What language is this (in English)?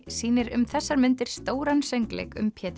Icelandic